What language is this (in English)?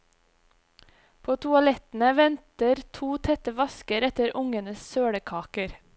Norwegian